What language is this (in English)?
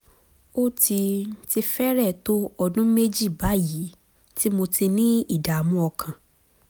Yoruba